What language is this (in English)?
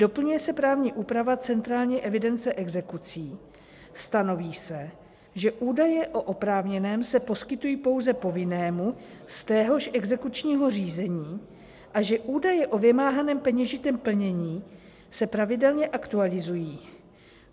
Czech